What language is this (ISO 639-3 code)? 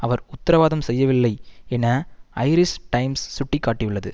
tam